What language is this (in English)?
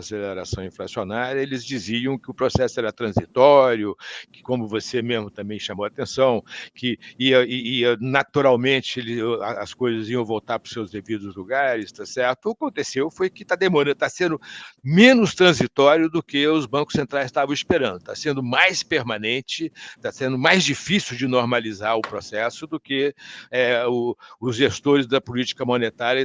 Portuguese